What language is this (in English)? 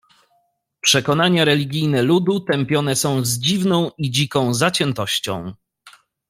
Polish